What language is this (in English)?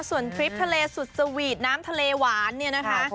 Thai